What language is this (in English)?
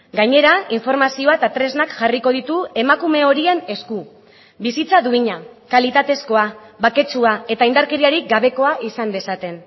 Basque